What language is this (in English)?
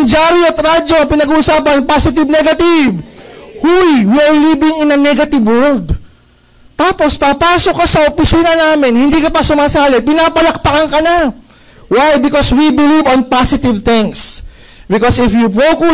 Filipino